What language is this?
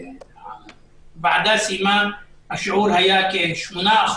Hebrew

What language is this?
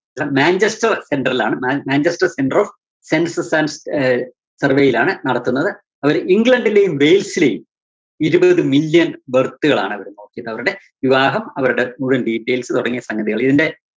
Malayalam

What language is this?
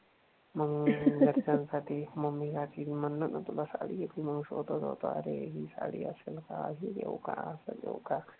Marathi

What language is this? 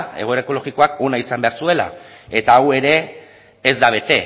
Basque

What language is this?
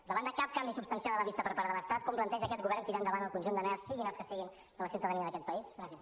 Catalan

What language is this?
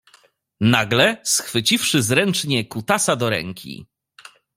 Polish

